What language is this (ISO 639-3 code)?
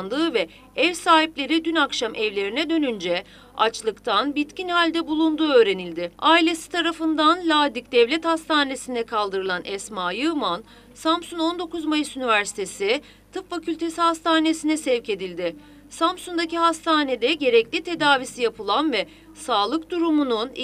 tur